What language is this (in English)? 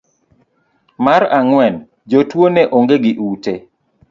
Luo (Kenya and Tanzania)